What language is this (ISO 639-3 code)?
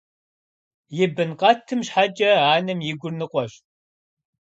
kbd